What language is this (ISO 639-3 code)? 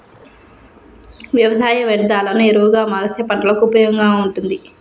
tel